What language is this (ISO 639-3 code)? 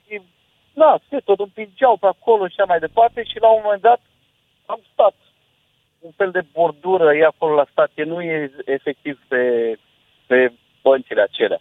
ron